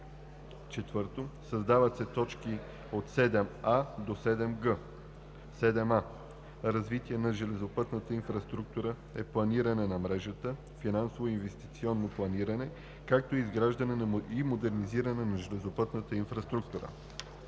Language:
Bulgarian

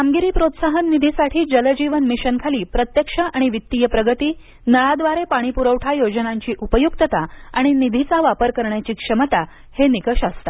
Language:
Marathi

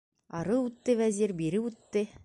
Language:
Bashkir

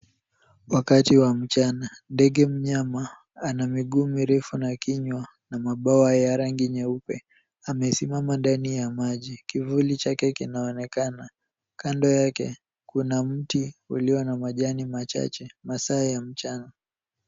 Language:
Swahili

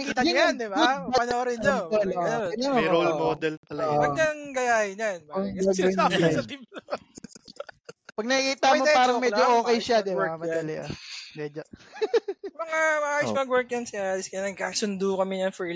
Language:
Filipino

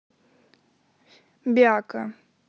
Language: Russian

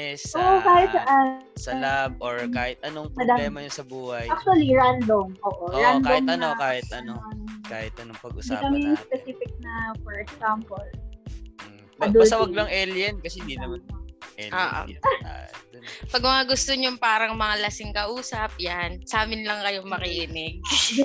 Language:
Filipino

